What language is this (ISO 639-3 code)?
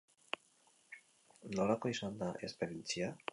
eus